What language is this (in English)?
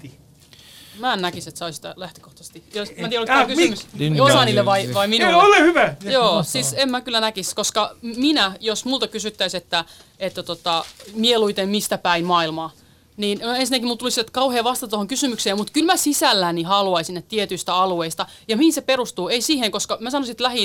Finnish